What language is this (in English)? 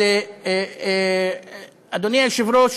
Hebrew